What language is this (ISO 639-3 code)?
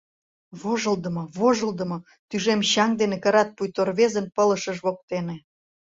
chm